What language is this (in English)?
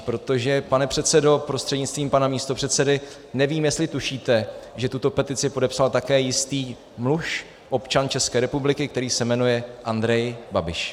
Czech